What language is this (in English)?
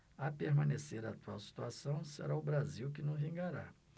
Portuguese